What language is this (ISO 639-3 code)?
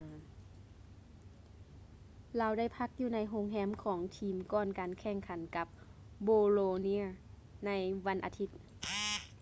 lao